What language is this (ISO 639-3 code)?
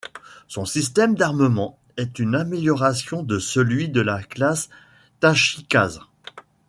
fra